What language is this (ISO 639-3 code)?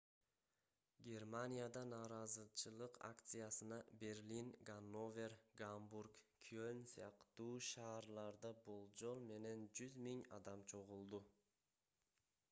kir